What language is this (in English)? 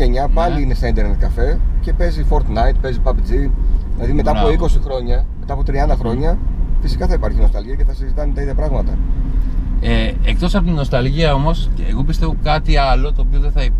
Greek